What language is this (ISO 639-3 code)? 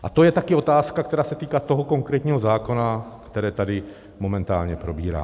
ces